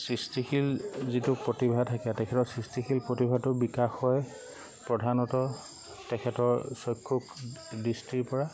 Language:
Assamese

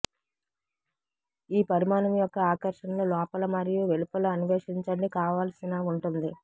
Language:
Telugu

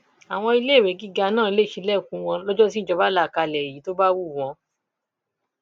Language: Yoruba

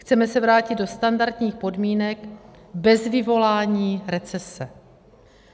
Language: Czech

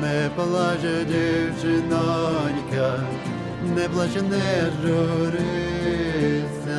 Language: Ukrainian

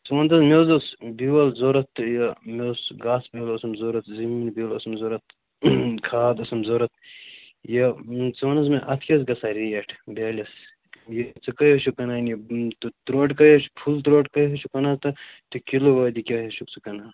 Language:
Kashmiri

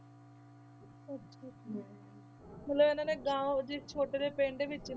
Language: Punjabi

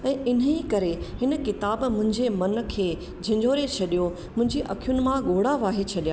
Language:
Sindhi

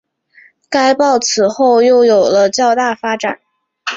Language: Chinese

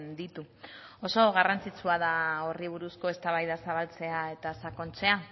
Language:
Basque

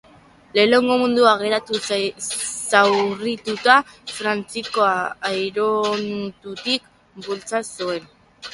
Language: Basque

